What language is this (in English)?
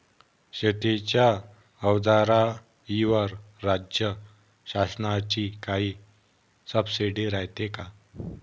Marathi